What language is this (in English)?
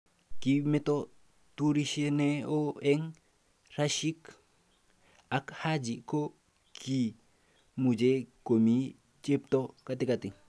Kalenjin